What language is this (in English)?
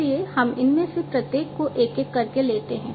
Hindi